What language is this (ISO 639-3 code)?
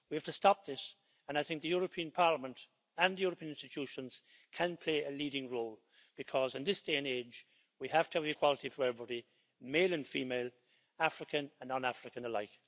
eng